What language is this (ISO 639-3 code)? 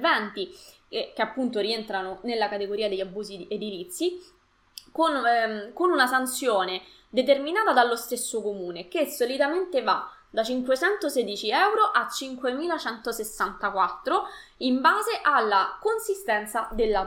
ita